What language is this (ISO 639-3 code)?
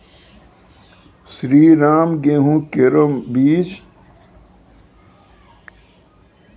mai